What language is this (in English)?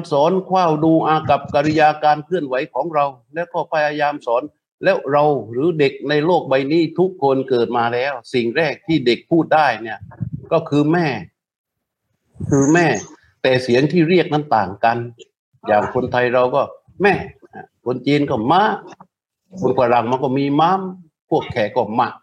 Thai